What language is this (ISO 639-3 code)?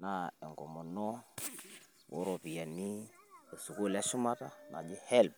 mas